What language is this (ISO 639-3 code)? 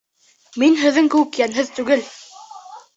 bak